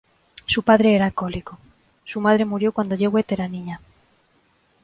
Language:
Spanish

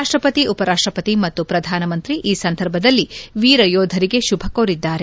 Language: Kannada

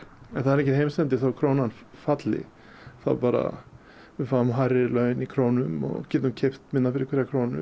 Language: Icelandic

